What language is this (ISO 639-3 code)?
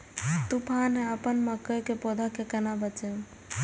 mai